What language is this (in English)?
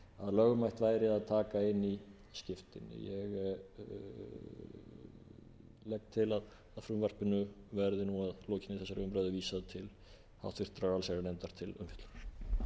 Icelandic